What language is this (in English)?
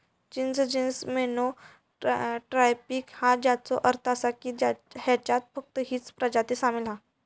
Marathi